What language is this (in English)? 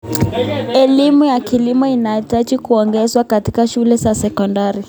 Kalenjin